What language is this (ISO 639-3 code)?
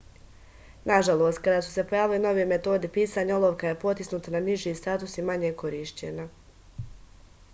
srp